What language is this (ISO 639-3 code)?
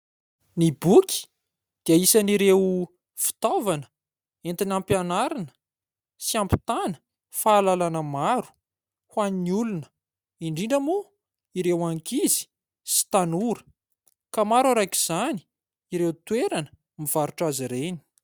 mlg